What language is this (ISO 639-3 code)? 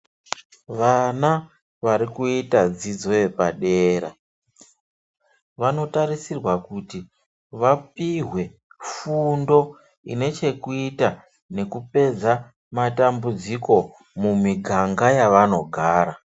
ndc